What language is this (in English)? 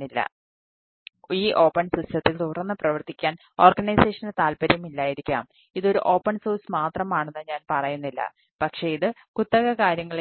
Malayalam